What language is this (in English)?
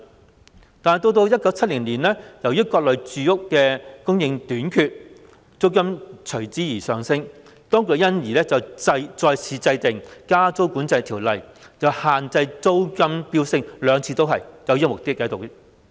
Cantonese